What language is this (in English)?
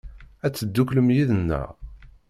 Kabyle